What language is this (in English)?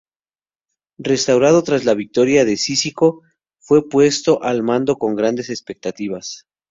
Spanish